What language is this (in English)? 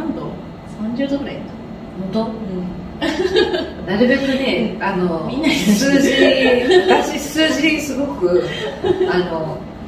Japanese